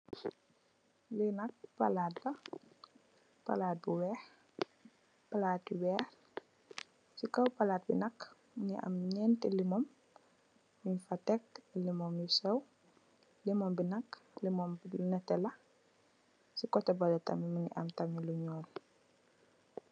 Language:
Wolof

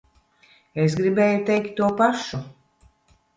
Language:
Latvian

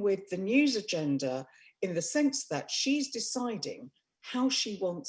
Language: English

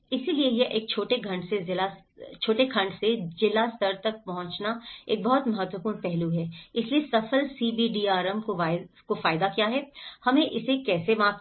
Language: Hindi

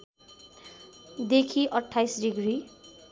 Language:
Nepali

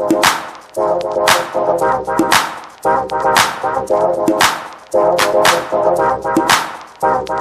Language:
English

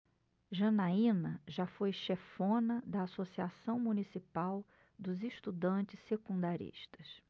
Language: Portuguese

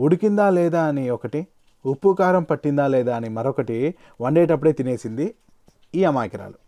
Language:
Telugu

